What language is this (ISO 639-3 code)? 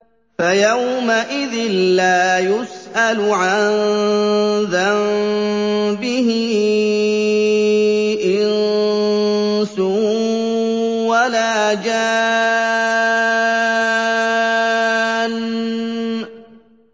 ara